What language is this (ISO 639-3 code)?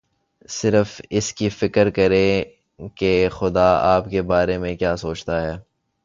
urd